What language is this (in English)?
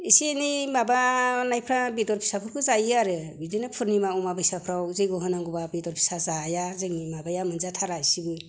Bodo